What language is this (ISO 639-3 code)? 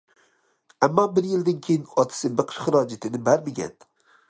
uig